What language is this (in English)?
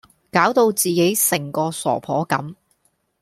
Cantonese